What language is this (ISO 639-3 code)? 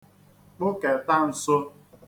ibo